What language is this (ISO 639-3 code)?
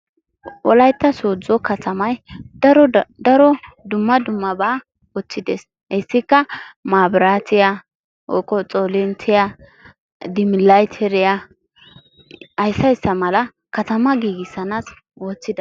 wal